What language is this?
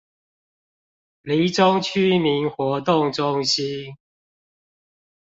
Chinese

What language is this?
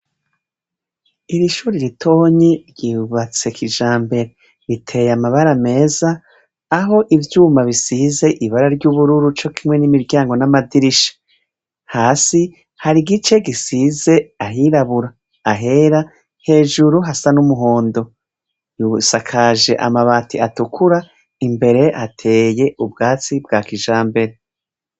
Rundi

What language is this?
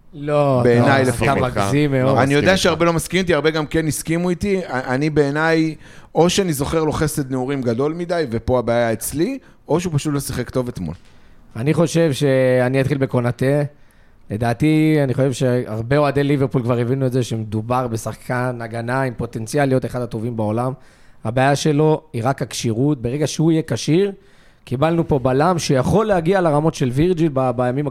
Hebrew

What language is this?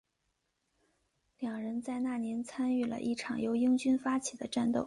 Chinese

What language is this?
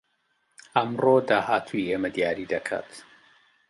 Central Kurdish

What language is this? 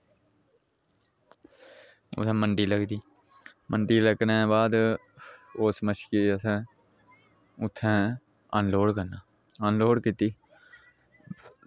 Dogri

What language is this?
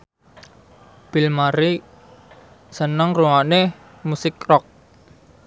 Javanese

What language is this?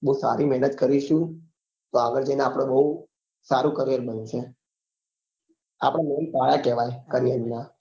Gujarati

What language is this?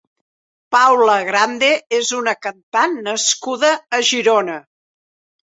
Catalan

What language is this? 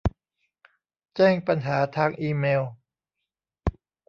Thai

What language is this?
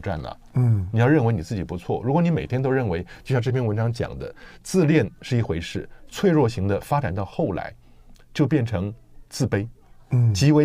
Chinese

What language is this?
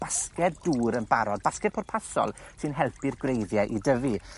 Welsh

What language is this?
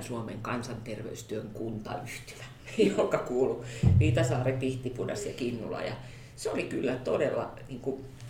Finnish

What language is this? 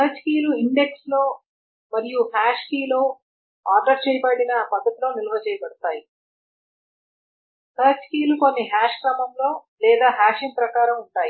Telugu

